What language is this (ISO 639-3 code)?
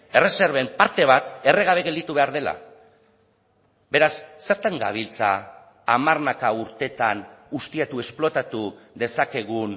eus